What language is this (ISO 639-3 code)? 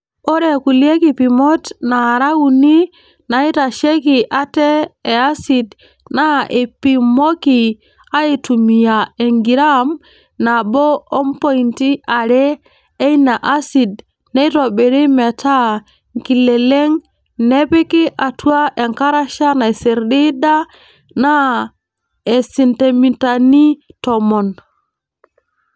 mas